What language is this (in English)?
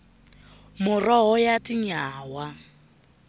Tsonga